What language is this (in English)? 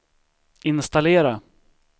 Swedish